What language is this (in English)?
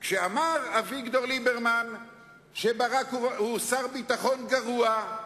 Hebrew